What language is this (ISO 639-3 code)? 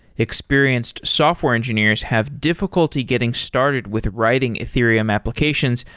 eng